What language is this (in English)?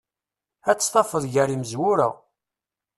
Kabyle